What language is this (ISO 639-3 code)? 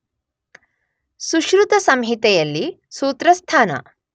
kan